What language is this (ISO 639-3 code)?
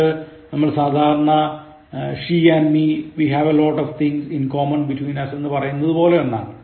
mal